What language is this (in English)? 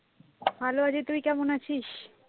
Bangla